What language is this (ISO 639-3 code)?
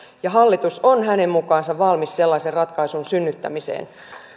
fin